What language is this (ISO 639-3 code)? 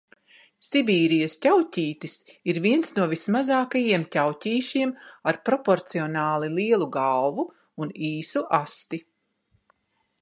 lav